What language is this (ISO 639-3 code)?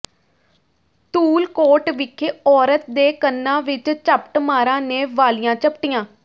pan